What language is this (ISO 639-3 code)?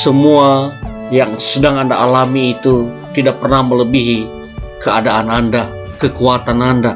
ind